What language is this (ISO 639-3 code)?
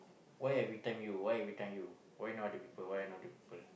eng